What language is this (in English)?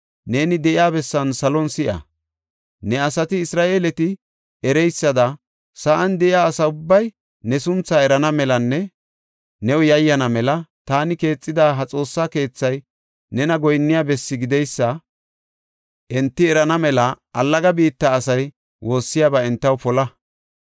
Gofa